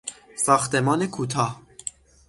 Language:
Persian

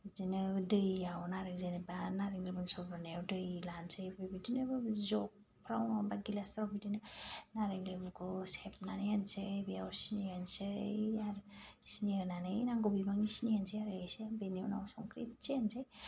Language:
Bodo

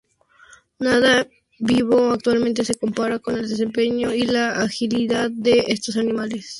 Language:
Spanish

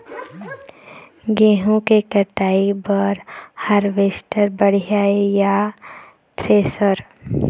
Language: Chhattisgarhi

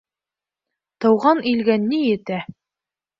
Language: Bashkir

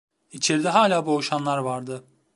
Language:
Turkish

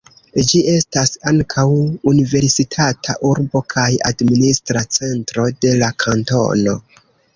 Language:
Esperanto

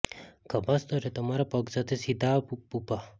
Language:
Gujarati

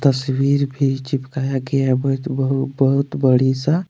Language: Hindi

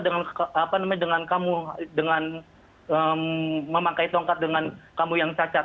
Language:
Indonesian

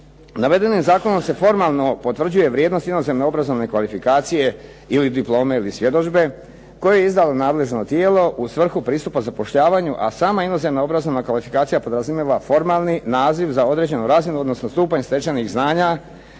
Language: Croatian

